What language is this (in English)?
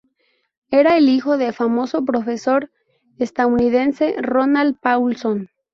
Spanish